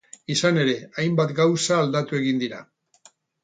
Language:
Basque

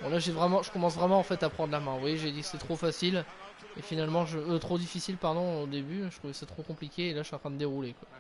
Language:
French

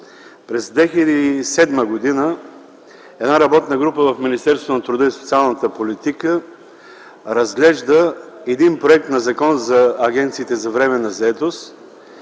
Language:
Bulgarian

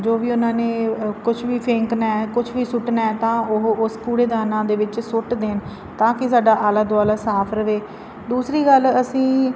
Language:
Punjabi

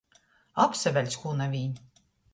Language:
Latgalian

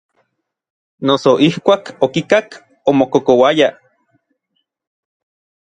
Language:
Orizaba Nahuatl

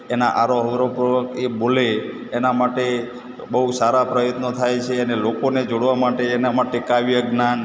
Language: Gujarati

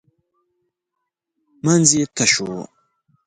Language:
Pashto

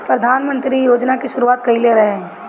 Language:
Bhojpuri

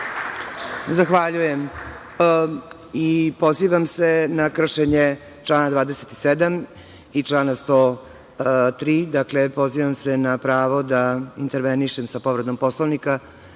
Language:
Serbian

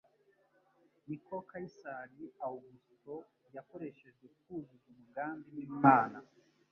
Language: Kinyarwanda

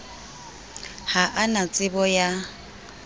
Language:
Southern Sotho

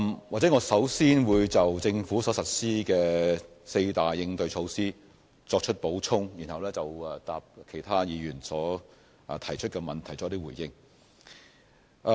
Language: Cantonese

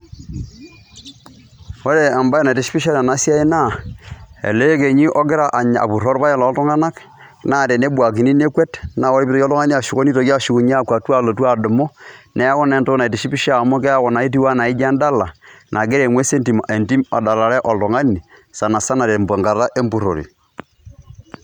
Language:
Masai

